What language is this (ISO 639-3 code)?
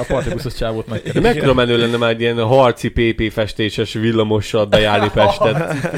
hun